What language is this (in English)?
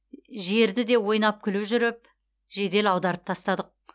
Kazakh